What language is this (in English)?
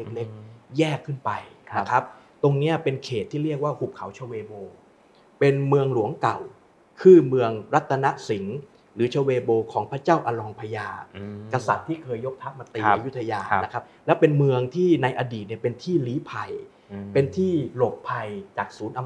Thai